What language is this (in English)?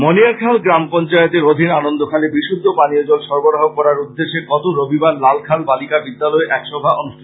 Bangla